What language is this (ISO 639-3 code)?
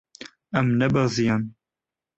kur